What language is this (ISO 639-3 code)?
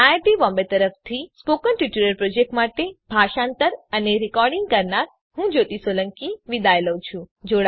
guj